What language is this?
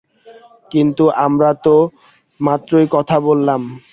Bangla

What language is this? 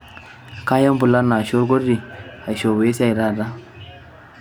Masai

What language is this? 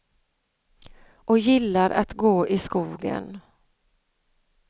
Swedish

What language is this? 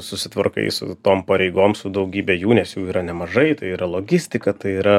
Lithuanian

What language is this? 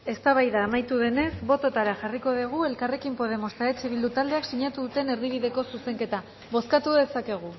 Basque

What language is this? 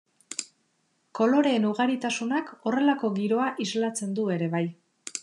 Basque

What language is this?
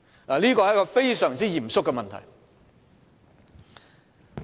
Cantonese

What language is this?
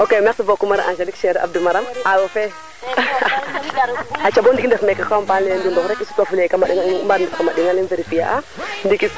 Serer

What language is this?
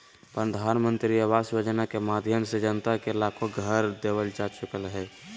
Magahi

